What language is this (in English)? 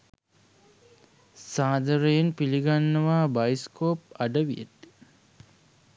Sinhala